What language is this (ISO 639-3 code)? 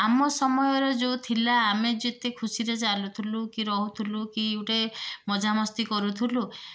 ori